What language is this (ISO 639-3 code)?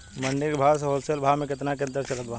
bho